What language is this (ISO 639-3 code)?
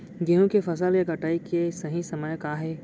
hne